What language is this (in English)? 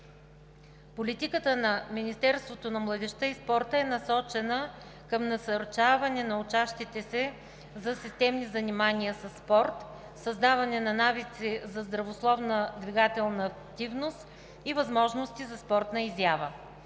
Bulgarian